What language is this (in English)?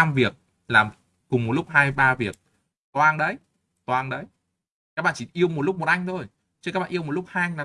Vietnamese